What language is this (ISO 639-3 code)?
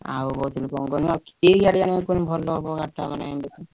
ori